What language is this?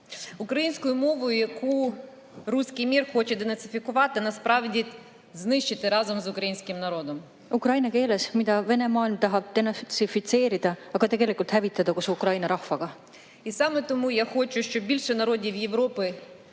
Estonian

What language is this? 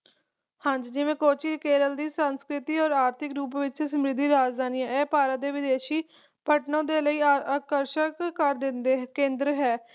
Punjabi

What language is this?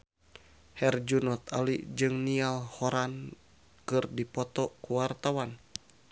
Sundanese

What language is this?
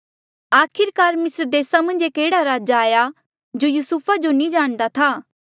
Mandeali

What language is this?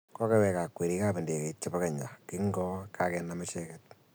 Kalenjin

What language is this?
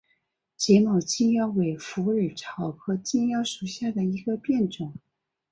Chinese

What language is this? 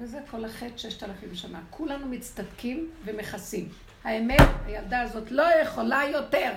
Hebrew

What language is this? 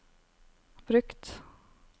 Norwegian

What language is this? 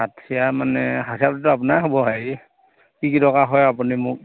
Assamese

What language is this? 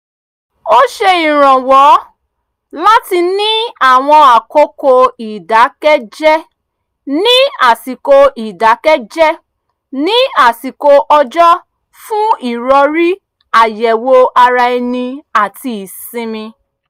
Yoruba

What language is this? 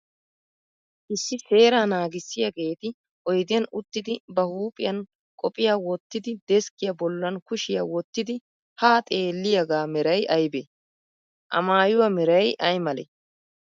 Wolaytta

